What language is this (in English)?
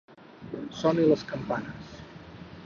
Catalan